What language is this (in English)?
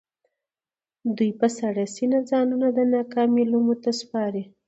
Pashto